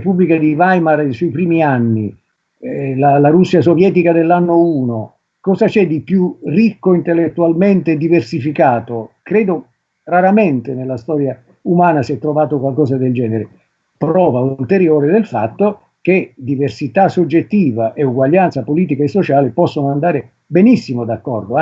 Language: Italian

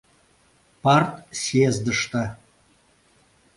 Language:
Mari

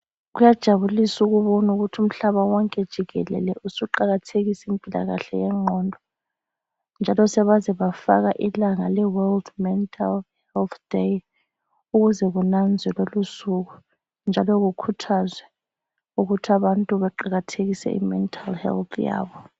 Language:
North Ndebele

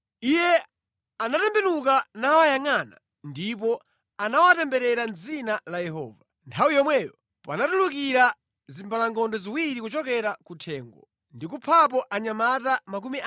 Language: Nyanja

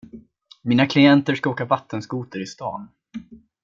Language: Swedish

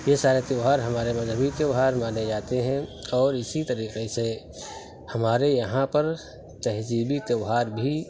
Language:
Urdu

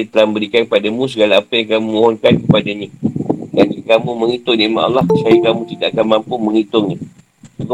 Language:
Malay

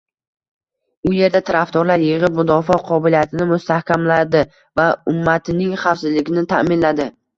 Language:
Uzbek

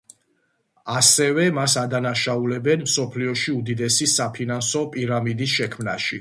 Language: Georgian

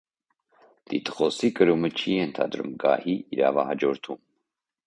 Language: Armenian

